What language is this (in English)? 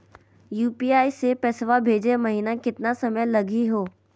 Magahi